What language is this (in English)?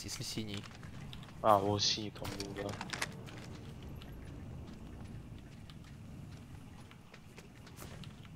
Russian